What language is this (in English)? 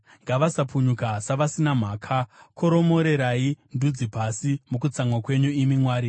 Shona